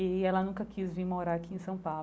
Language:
Portuguese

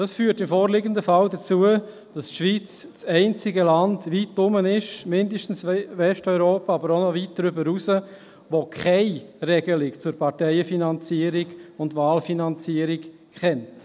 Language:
Swiss German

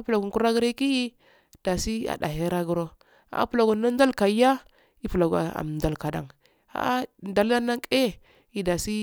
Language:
Afade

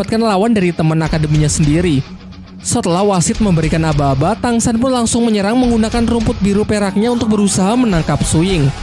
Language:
Indonesian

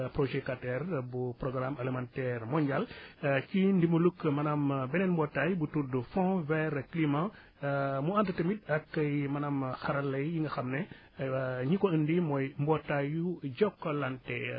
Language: Wolof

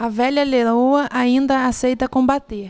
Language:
Portuguese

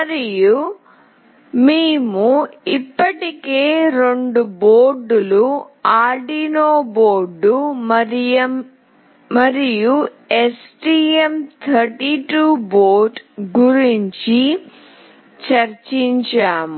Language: Telugu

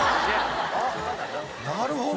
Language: Japanese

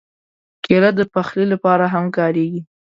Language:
Pashto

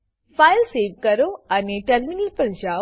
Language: Gujarati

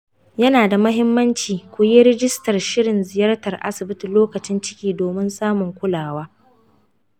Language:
Hausa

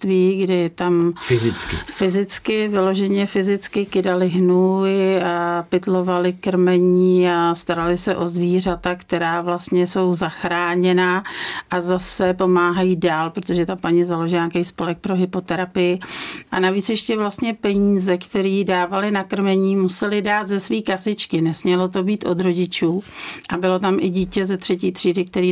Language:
Czech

